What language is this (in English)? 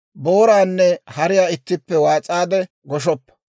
Dawro